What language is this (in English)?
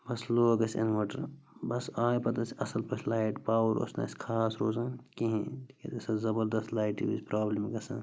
Kashmiri